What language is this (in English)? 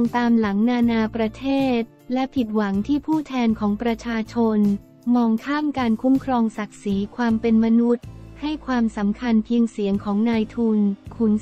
Thai